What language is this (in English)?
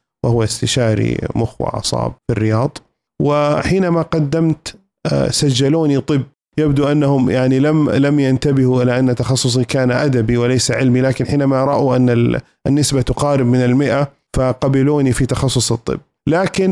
Arabic